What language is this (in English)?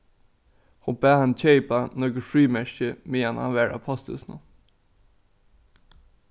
Faroese